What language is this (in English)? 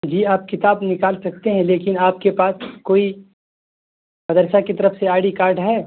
Urdu